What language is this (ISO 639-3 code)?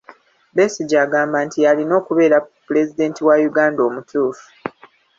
lug